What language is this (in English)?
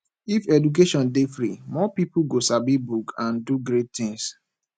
Nigerian Pidgin